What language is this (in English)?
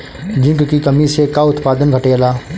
Bhojpuri